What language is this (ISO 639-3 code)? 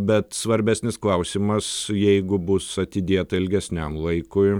lit